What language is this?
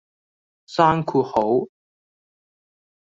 Cantonese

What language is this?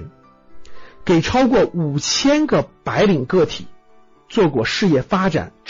Chinese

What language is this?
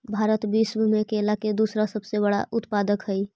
Magahi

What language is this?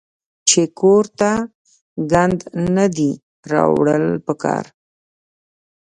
Pashto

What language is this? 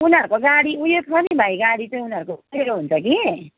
Nepali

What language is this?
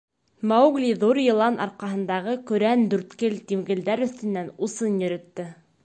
Bashkir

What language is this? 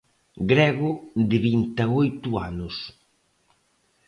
Galician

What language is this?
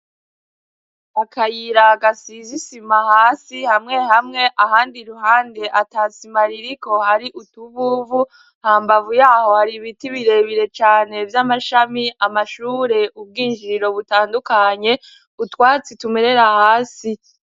Rundi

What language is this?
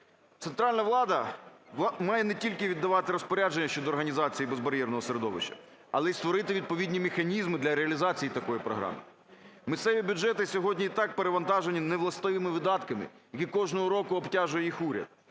Ukrainian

